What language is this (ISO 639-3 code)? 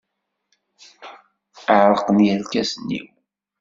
kab